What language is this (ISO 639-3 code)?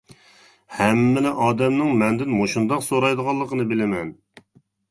uig